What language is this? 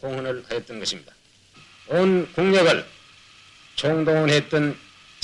Korean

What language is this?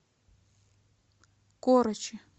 Russian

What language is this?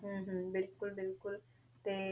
Punjabi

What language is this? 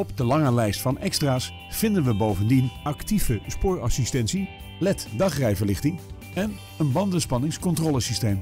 Dutch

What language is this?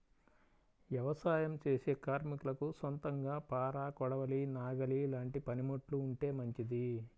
Telugu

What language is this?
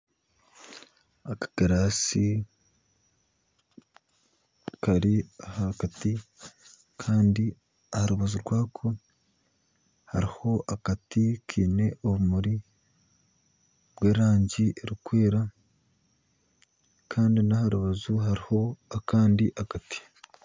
Nyankole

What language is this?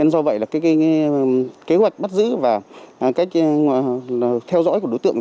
Vietnamese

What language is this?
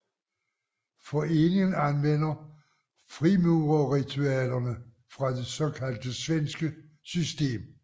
Danish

